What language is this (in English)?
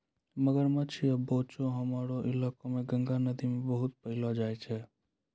Maithili